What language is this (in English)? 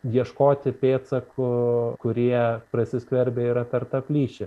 Lithuanian